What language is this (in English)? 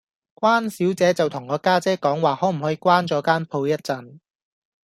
Cantonese